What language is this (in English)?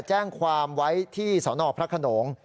Thai